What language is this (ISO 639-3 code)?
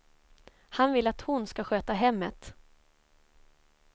swe